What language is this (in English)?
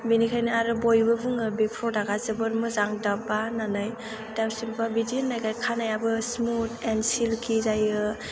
Bodo